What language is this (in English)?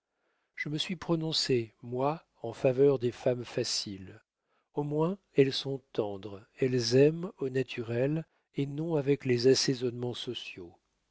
French